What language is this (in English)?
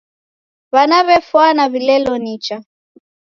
Taita